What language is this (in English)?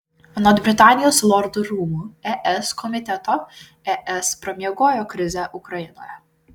Lithuanian